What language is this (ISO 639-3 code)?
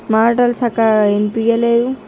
tel